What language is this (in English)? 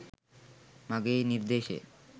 Sinhala